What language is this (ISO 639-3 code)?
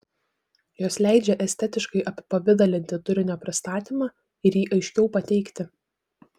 lit